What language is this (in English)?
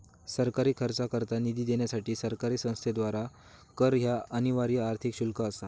Marathi